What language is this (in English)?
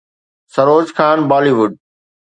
Sindhi